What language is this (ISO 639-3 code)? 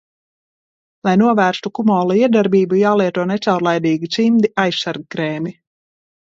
lav